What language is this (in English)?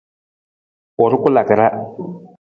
Nawdm